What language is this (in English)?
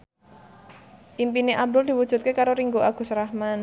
Javanese